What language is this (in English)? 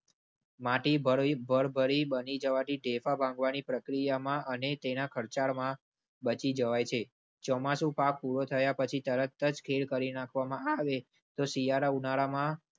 Gujarati